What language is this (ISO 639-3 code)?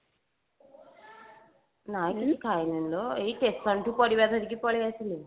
ori